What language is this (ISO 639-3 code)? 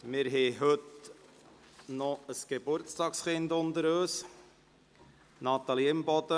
gsw